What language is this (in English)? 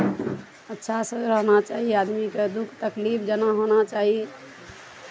Maithili